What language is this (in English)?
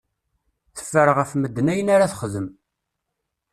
Kabyle